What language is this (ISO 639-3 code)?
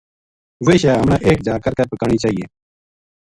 gju